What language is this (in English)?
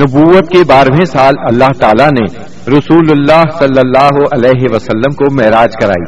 Urdu